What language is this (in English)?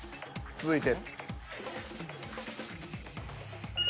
Japanese